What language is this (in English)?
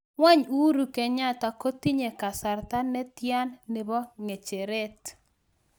Kalenjin